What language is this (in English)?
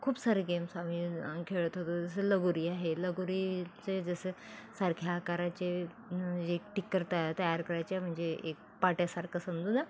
Marathi